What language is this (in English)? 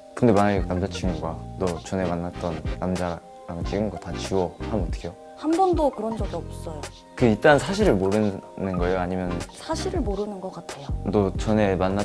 Korean